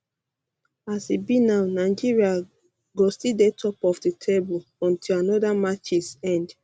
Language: Nigerian Pidgin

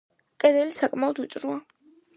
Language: Georgian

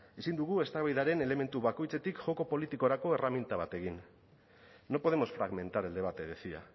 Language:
Basque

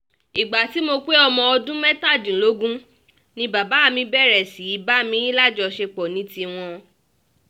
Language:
Yoruba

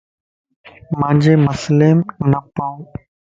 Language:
Lasi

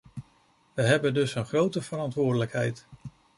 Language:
Dutch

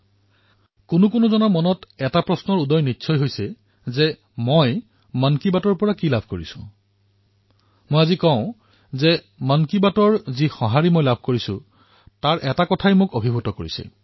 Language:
Assamese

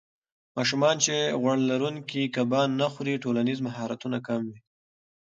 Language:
Pashto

